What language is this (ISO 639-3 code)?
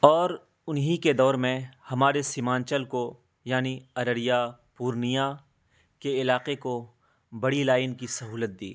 urd